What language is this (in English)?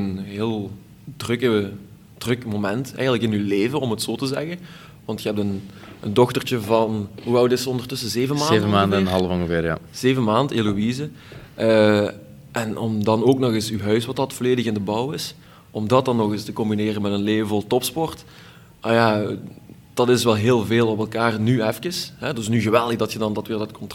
Dutch